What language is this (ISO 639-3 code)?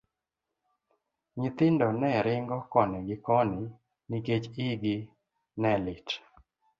luo